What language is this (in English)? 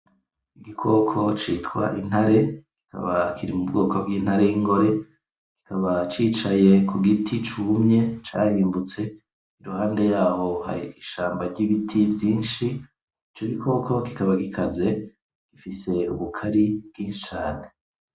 Rundi